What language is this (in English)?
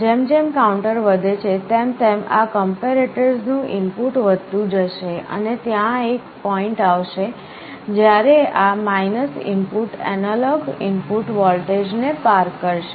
Gujarati